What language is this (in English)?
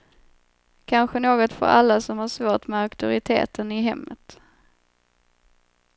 Swedish